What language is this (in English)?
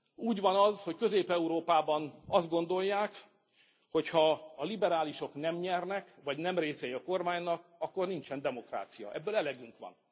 Hungarian